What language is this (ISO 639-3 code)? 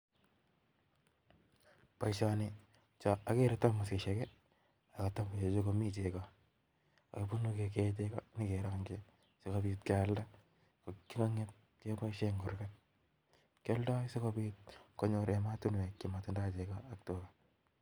kln